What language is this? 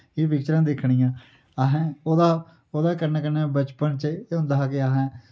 Dogri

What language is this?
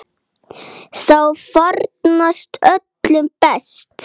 Icelandic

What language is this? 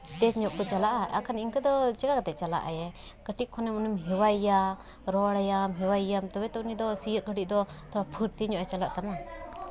Santali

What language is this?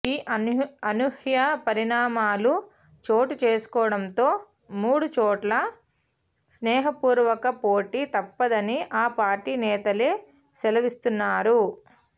Telugu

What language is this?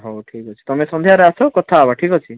Odia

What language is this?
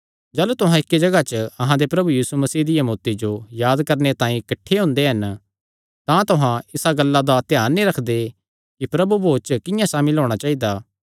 Kangri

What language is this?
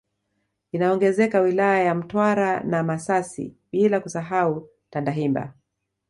Swahili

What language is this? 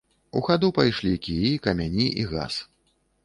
Belarusian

